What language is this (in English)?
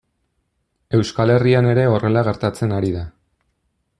Basque